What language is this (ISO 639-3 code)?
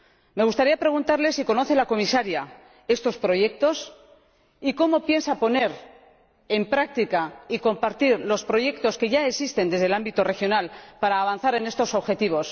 spa